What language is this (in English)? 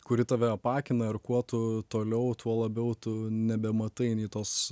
Lithuanian